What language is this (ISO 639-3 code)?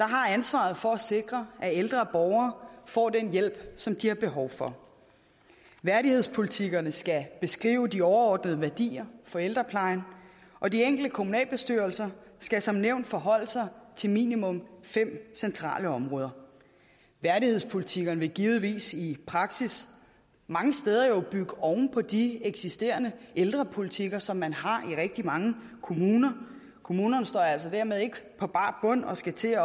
dan